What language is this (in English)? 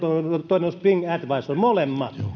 Finnish